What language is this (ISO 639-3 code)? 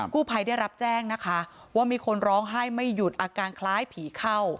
tha